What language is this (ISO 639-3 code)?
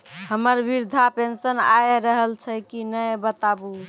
mai